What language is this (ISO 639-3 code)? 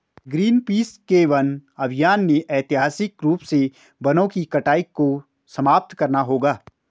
hin